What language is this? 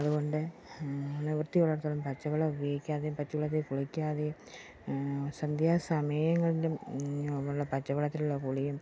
Malayalam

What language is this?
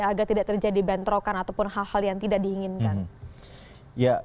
Indonesian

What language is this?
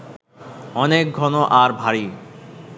Bangla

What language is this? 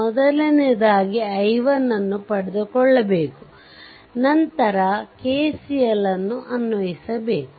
Kannada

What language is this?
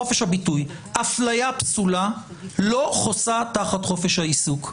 Hebrew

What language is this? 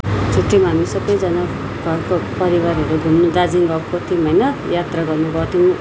Nepali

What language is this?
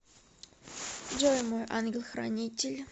Russian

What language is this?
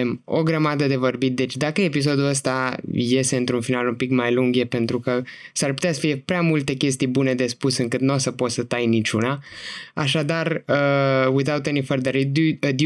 Romanian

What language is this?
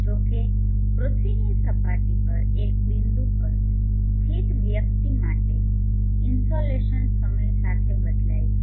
Gujarati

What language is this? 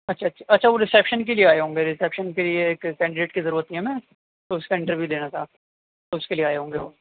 Urdu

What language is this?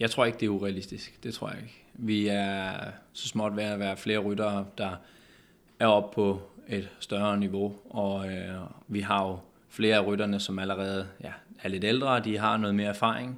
Danish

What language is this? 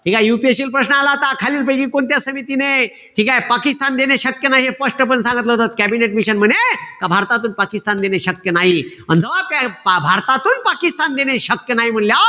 Marathi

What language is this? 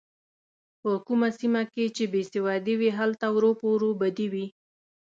Pashto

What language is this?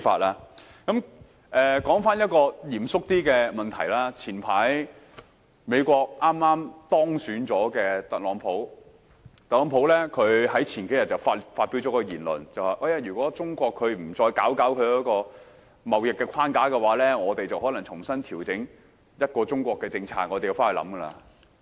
Cantonese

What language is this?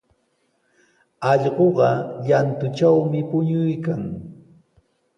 Sihuas Ancash Quechua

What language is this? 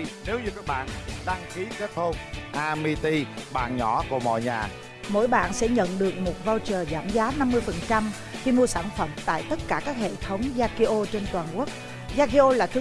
Vietnamese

